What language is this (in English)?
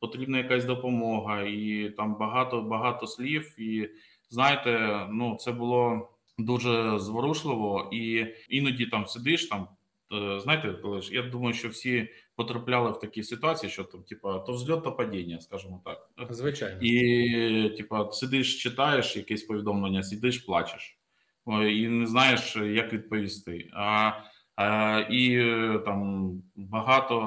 Ukrainian